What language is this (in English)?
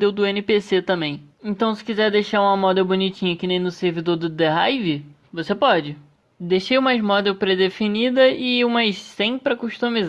Portuguese